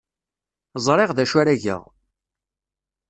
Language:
Kabyle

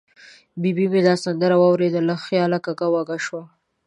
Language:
Pashto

